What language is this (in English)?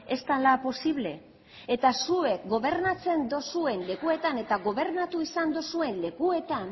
Basque